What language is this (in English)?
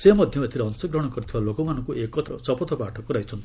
Odia